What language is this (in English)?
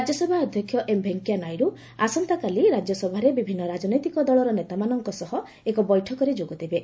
Odia